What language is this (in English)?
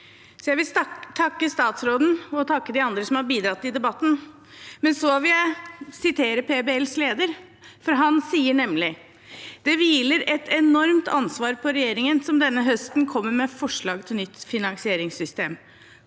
Norwegian